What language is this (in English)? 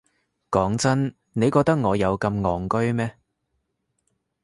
Cantonese